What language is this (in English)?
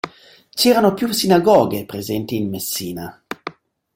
Italian